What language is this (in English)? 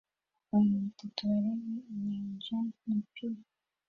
Kinyarwanda